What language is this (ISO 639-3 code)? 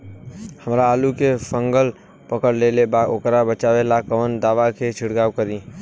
bho